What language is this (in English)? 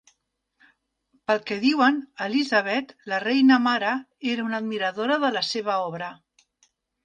Catalan